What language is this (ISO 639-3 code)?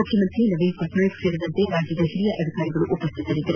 kan